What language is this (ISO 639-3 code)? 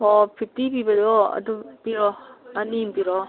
mni